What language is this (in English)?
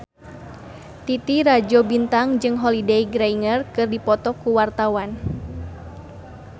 Sundanese